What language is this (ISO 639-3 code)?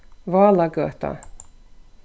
fao